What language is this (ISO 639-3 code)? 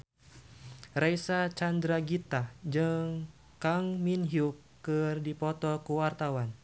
sun